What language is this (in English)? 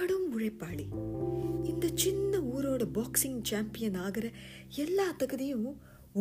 Tamil